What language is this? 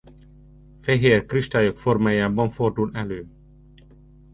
Hungarian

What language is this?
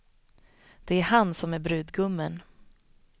Swedish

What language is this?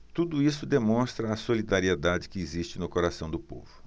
Portuguese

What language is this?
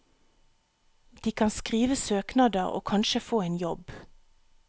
Norwegian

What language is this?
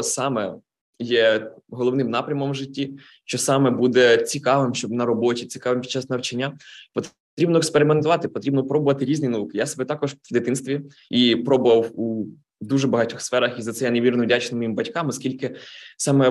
Ukrainian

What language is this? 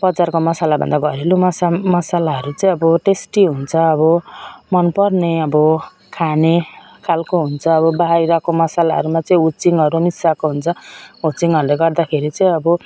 Nepali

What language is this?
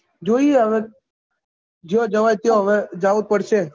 Gujarati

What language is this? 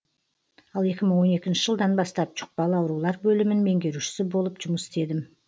Kazakh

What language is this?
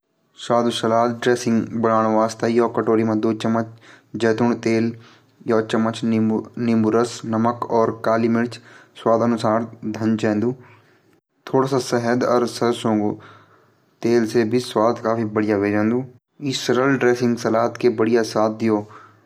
Garhwali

